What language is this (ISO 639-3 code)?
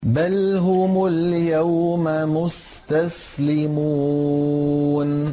ara